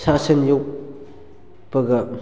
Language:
Manipuri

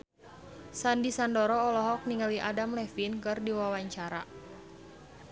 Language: Sundanese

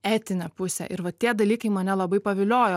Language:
Lithuanian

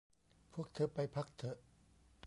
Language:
Thai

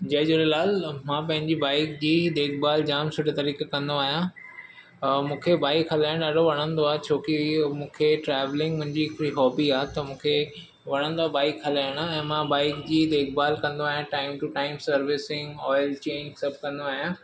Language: Sindhi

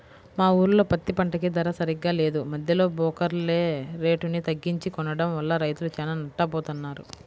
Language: Telugu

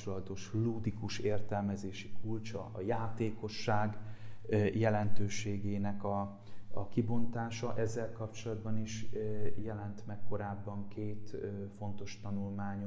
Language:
Hungarian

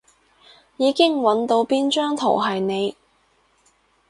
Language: Cantonese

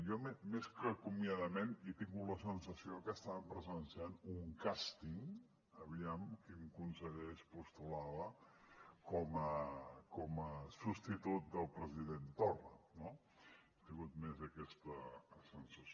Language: Catalan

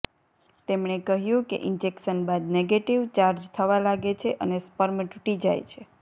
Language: Gujarati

